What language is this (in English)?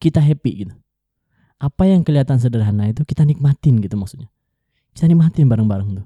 Indonesian